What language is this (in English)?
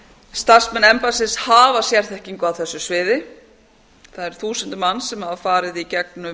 Icelandic